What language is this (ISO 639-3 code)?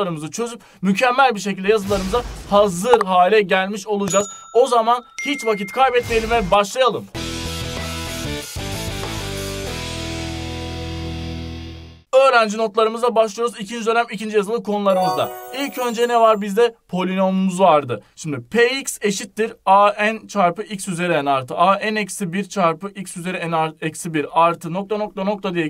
tur